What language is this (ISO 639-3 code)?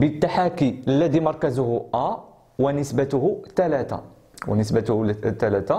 ara